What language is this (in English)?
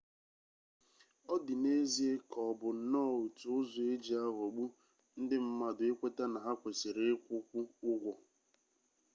Igbo